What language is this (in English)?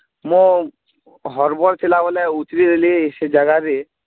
Odia